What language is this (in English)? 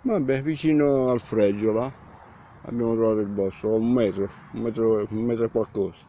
Italian